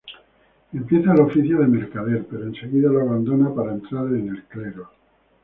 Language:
Spanish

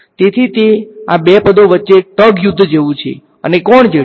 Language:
Gujarati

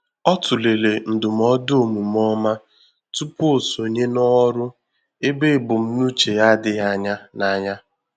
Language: Igbo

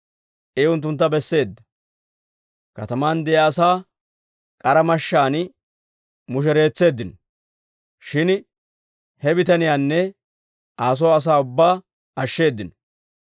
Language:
Dawro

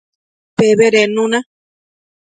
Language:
Matsés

